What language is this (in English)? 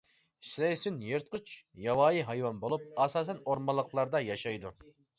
Uyghur